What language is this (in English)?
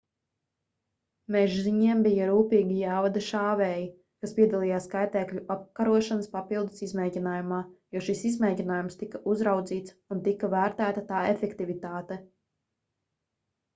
Latvian